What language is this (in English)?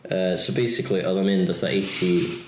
Welsh